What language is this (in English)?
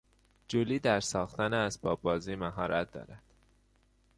Persian